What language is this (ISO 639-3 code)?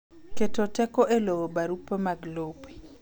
luo